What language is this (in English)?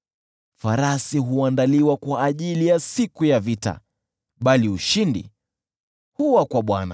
Swahili